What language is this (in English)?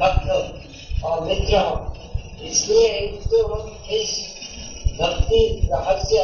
Hindi